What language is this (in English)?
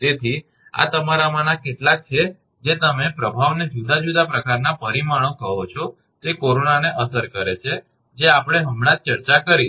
Gujarati